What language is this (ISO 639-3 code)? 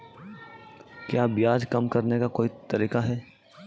hin